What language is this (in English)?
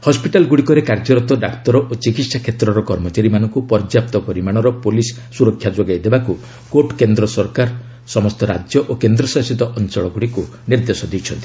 Odia